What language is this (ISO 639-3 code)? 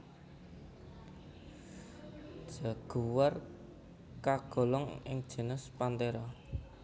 jav